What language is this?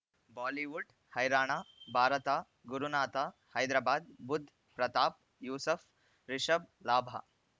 Kannada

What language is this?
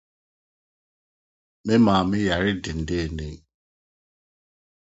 Akan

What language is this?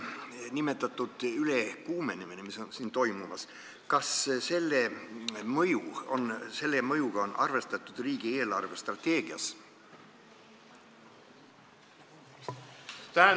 Estonian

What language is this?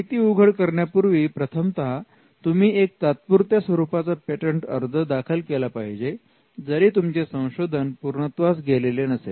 Marathi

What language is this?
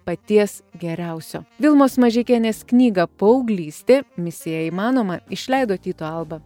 Lithuanian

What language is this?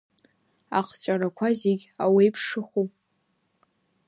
Abkhazian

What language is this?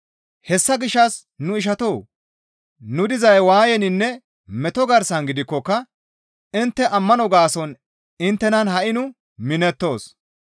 Gamo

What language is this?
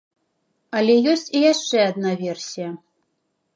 Belarusian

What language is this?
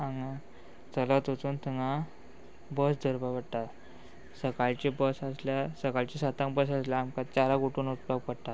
Konkani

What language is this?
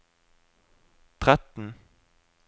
Norwegian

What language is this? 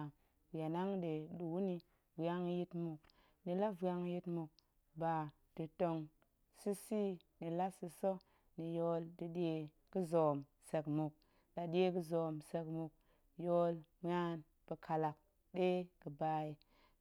Goemai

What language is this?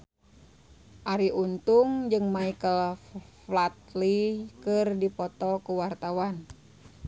Sundanese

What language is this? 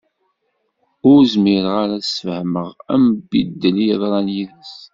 Kabyle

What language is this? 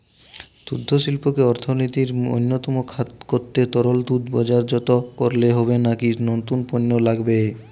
Bangla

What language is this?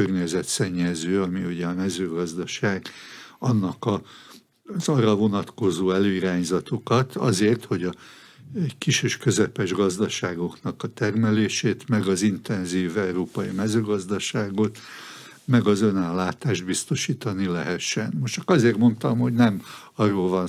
Hungarian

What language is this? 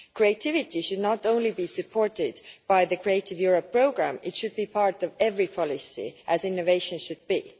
English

